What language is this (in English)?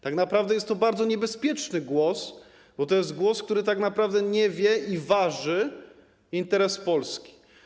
Polish